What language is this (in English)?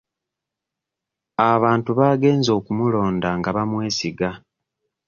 Ganda